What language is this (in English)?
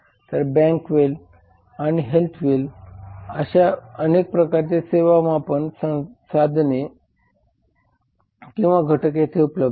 Marathi